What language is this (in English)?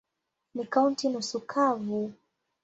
Swahili